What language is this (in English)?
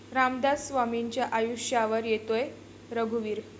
Marathi